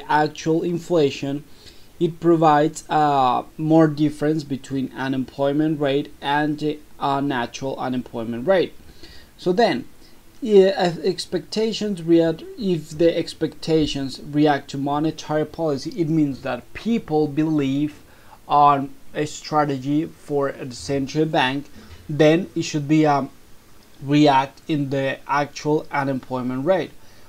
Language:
English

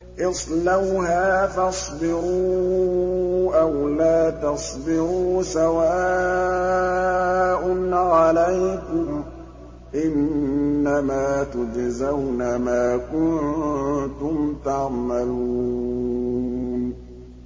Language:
Arabic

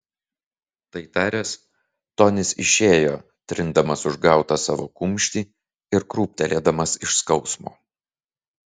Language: Lithuanian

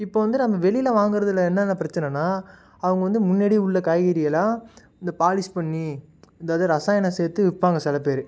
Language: Tamil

